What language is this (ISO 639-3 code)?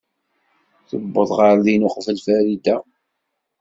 kab